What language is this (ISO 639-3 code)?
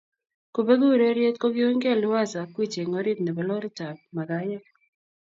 kln